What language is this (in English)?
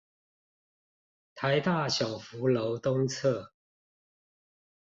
Chinese